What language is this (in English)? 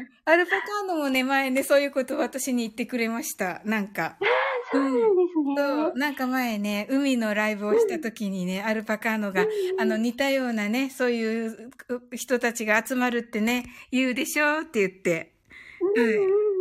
Japanese